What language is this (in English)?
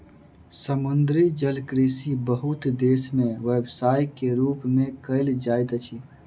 Maithili